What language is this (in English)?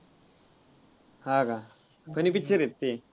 Marathi